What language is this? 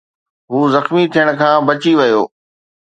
Sindhi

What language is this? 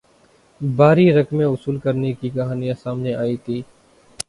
Urdu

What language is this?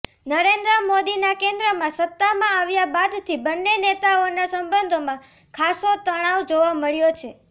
Gujarati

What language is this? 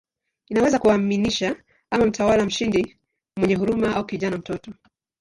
Swahili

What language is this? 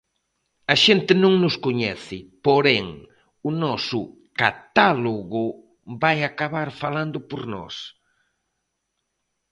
Galician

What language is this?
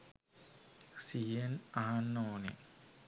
Sinhala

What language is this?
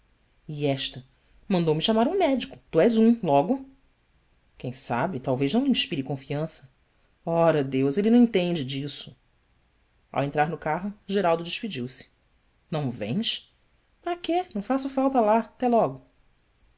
Portuguese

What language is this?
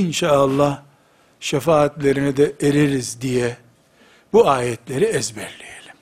Turkish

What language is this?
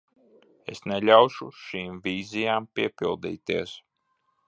Latvian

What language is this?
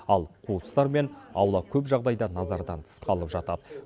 Kazakh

